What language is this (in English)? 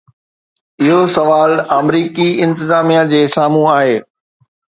Sindhi